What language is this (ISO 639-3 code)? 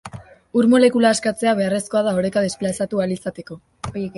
eus